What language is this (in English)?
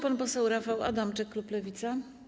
Polish